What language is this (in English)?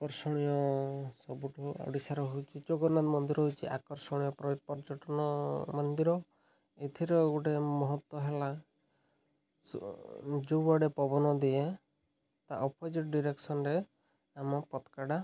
Odia